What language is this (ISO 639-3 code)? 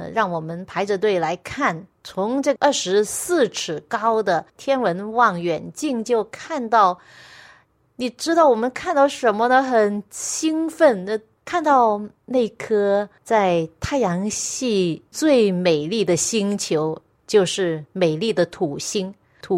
zho